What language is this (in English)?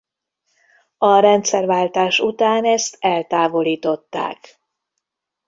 Hungarian